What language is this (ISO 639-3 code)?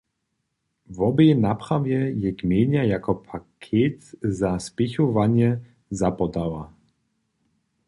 hsb